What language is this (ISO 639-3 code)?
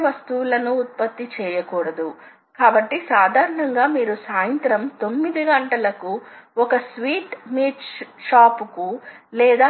tel